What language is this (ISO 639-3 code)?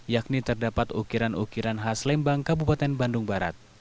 ind